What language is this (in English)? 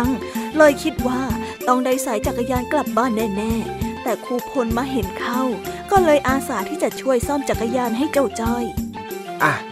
Thai